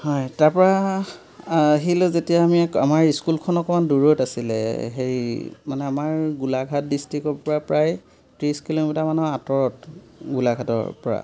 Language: Assamese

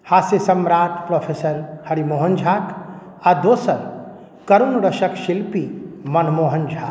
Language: Maithili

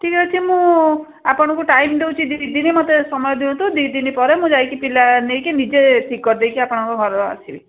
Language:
Odia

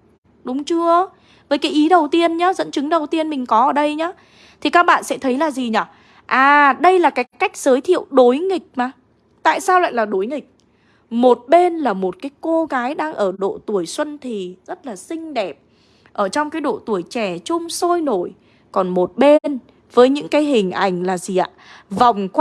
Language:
Vietnamese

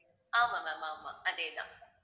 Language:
Tamil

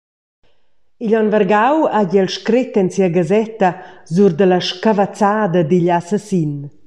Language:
Romansh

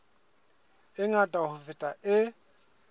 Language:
Southern Sotho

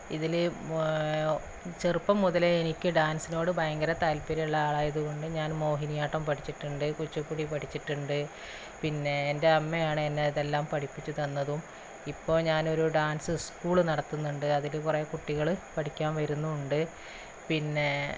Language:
Malayalam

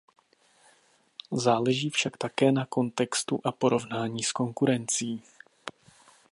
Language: Czech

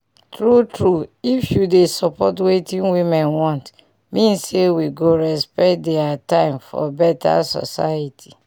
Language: Nigerian Pidgin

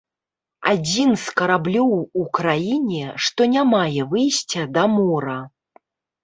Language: Belarusian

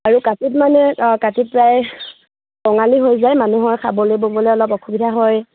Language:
Assamese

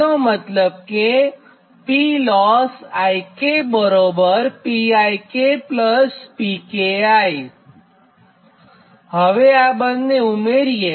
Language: Gujarati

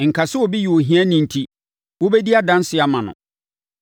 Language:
Akan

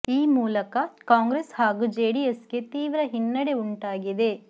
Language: Kannada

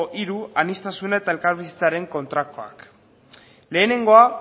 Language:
Basque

